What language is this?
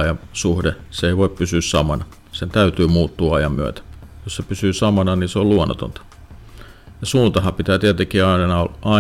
Finnish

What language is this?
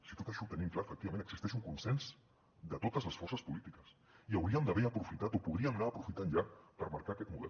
Catalan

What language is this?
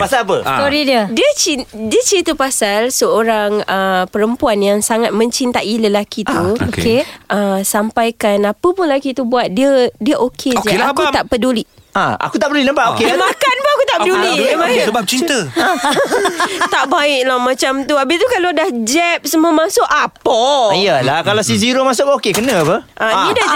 Malay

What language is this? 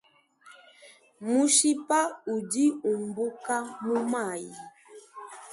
Luba-Lulua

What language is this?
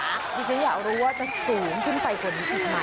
Thai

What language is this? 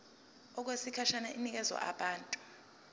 Zulu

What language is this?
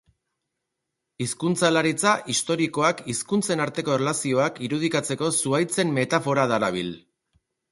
Basque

